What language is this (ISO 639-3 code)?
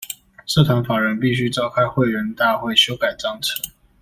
zho